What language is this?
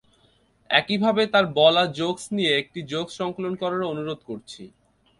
Bangla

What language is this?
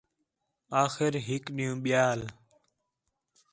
Khetrani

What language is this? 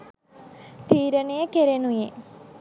Sinhala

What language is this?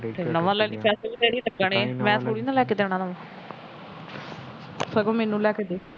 Punjabi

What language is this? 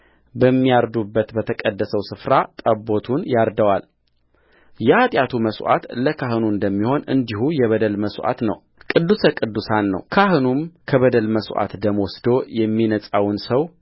Amharic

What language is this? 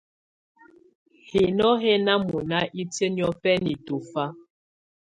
Tunen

